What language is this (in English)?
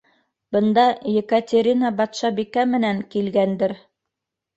Bashkir